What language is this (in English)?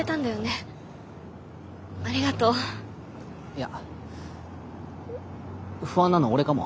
Japanese